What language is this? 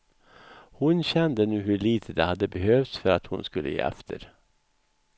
Swedish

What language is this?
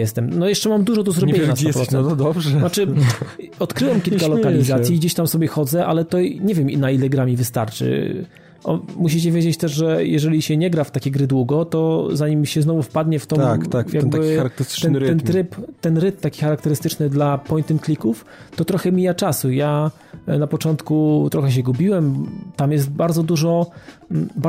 Polish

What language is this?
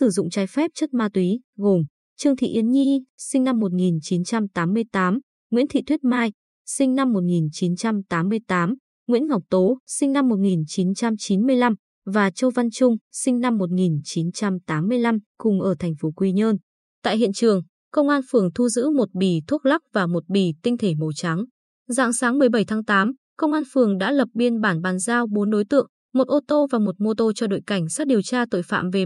Vietnamese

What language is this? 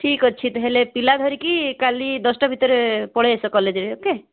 Odia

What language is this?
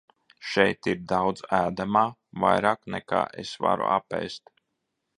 Latvian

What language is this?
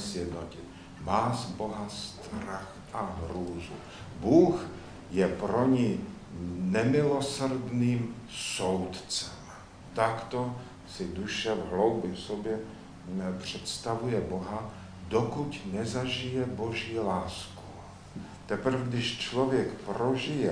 Czech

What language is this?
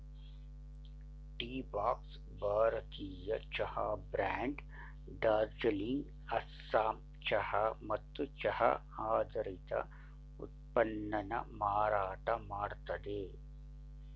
Kannada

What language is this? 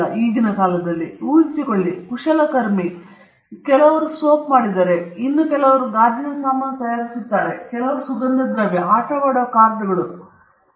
Kannada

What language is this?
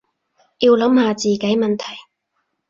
Cantonese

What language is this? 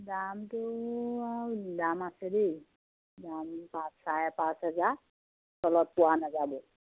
Assamese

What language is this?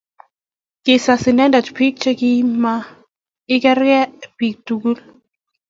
Kalenjin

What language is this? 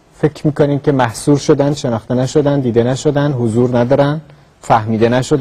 Persian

